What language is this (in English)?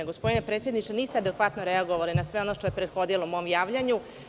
Serbian